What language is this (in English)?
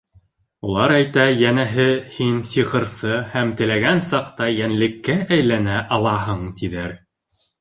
Bashkir